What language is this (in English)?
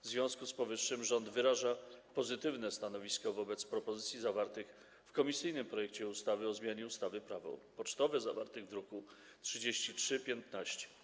Polish